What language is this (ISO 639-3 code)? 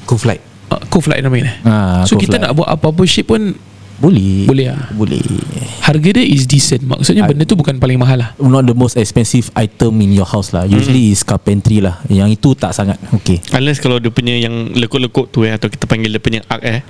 msa